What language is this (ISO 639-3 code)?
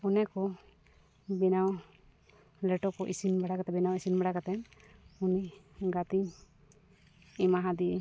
sat